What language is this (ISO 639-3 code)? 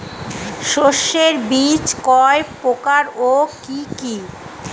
ben